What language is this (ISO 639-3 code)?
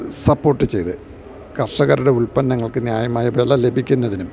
mal